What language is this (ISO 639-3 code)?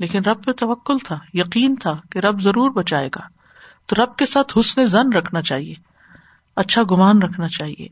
urd